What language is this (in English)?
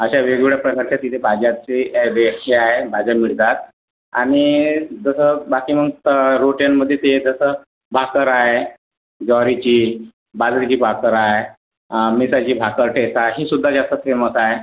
Marathi